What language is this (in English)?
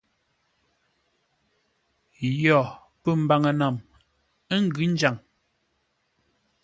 Ngombale